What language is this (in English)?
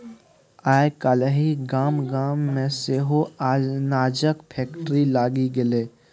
Maithili